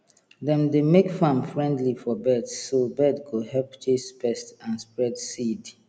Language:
Nigerian Pidgin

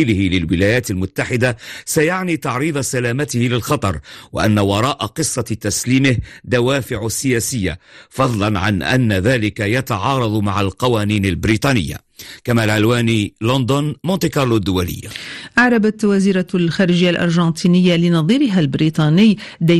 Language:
Arabic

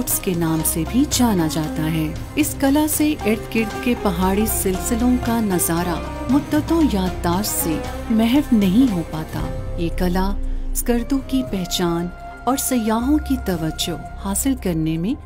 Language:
Hindi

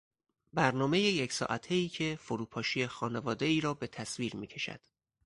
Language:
Persian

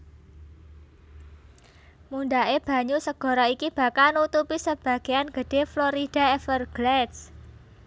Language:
Javanese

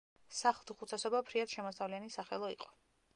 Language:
Georgian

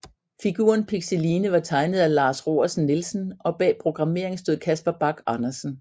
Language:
Danish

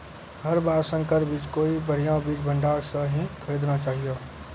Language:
Maithili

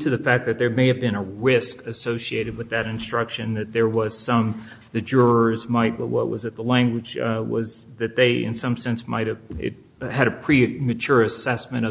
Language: English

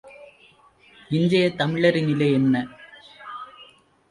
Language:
Tamil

